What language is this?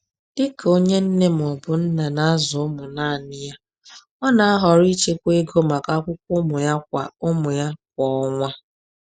Igbo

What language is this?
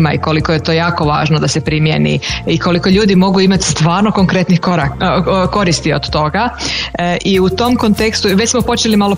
Croatian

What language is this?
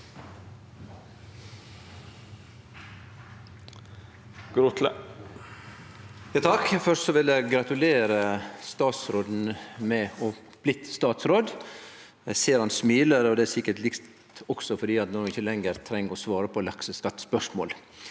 Norwegian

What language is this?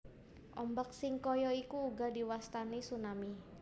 Javanese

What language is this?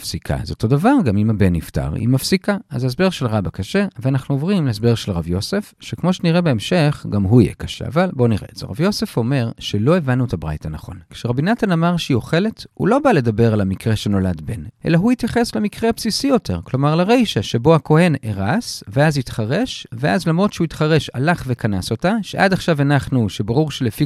Hebrew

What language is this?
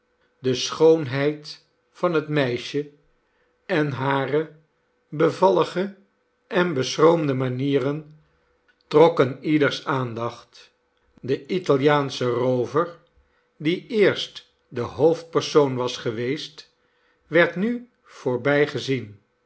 Dutch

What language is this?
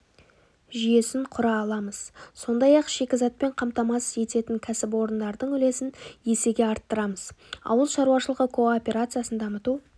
Kazakh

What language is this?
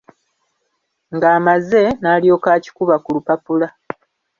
Ganda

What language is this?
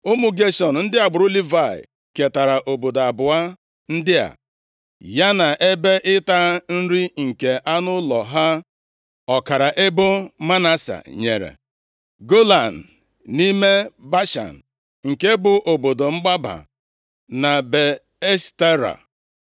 Igbo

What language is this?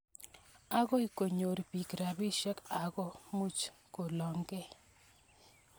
Kalenjin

